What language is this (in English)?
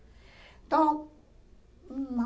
Portuguese